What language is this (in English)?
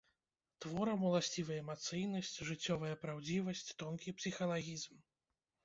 Belarusian